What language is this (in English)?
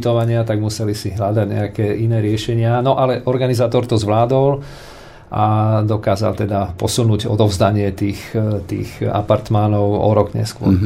Slovak